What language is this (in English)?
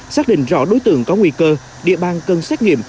Vietnamese